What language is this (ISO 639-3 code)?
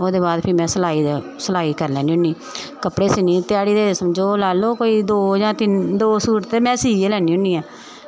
doi